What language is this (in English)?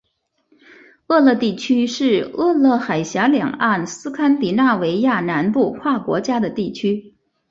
Chinese